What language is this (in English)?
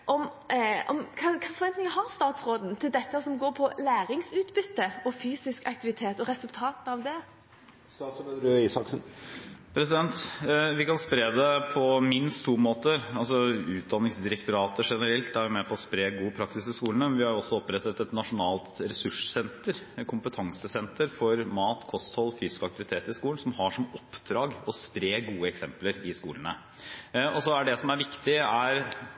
Norwegian Bokmål